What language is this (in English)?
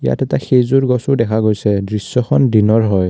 Assamese